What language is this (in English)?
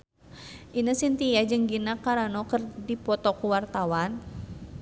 Sundanese